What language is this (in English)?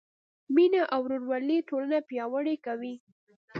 Pashto